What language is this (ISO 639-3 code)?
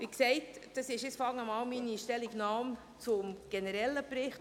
gsw